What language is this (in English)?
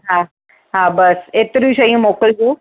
Sindhi